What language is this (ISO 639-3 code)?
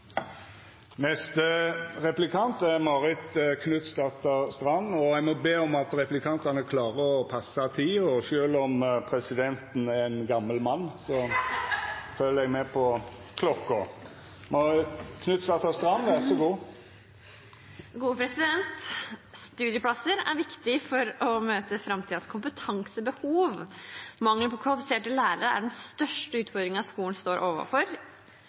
nor